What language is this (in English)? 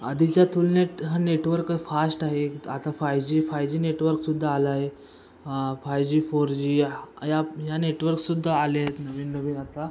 Marathi